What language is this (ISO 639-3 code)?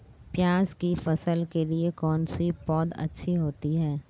hin